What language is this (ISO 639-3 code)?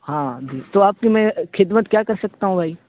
urd